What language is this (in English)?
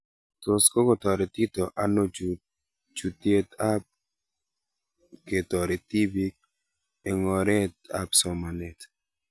Kalenjin